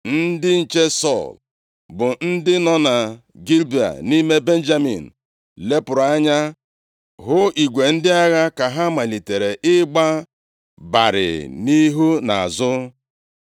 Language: Igbo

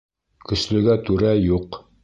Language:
Bashkir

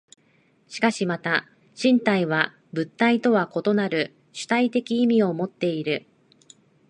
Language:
Japanese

